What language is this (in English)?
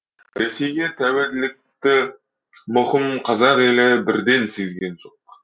Kazakh